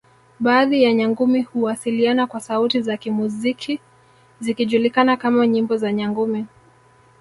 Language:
Swahili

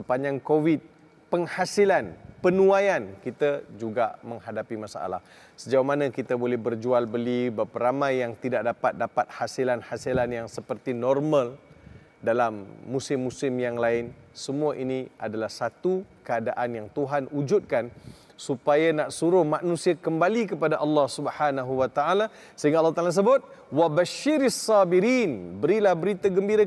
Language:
Malay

